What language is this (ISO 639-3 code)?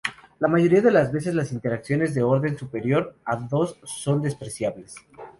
spa